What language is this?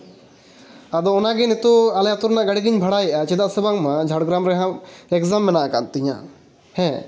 Santali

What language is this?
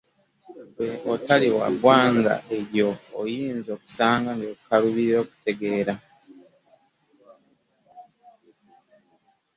Ganda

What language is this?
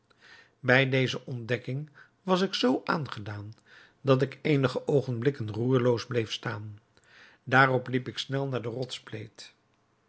Dutch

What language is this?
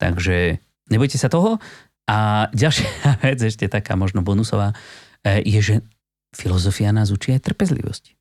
Slovak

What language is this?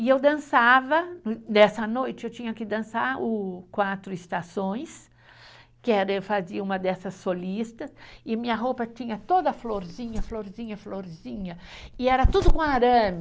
Portuguese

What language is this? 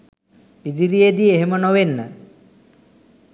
Sinhala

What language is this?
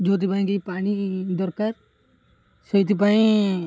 Odia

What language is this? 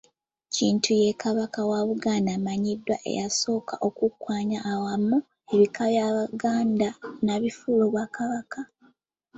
Ganda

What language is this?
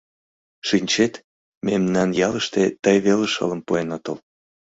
Mari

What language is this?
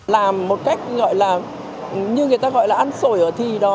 Vietnamese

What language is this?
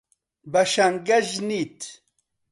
Central Kurdish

